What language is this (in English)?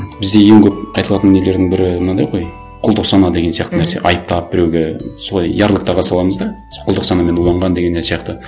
Kazakh